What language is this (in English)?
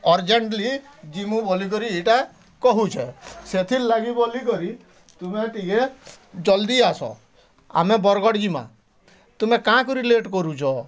Odia